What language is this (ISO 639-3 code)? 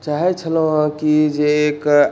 mai